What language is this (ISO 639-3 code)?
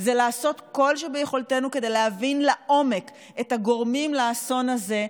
heb